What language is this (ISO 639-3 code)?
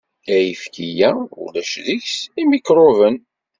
kab